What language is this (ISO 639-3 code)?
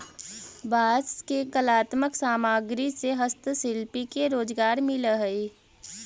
mag